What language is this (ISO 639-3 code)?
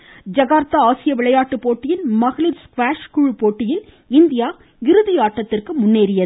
tam